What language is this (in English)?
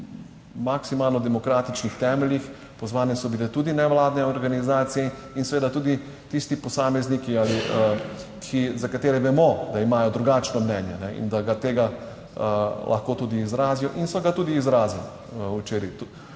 Slovenian